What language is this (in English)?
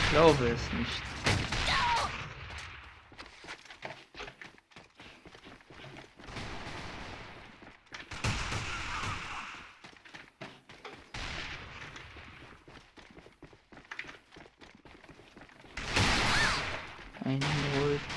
German